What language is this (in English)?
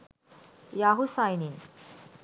Sinhala